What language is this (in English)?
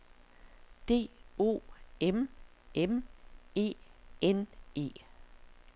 Danish